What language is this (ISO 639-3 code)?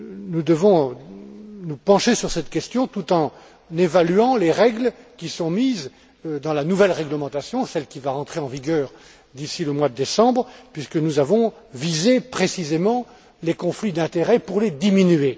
fra